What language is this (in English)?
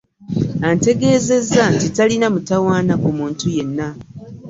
Ganda